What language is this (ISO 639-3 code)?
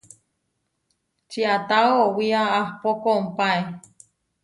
var